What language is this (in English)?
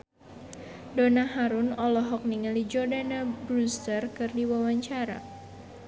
Sundanese